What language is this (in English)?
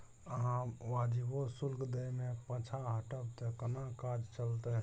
Maithili